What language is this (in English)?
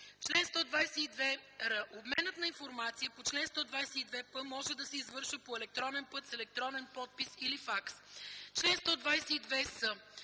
Bulgarian